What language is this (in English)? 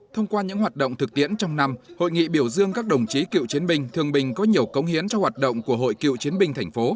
Vietnamese